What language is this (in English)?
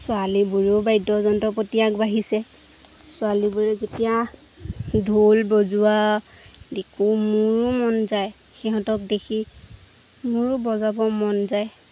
Assamese